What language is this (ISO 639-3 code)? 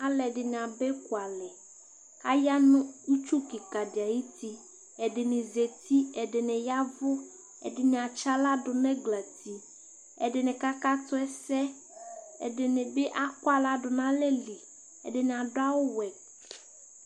kpo